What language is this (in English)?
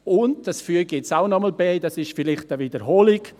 Swiss German